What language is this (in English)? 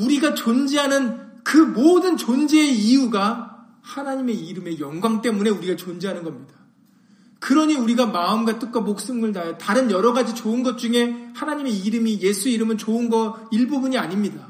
Korean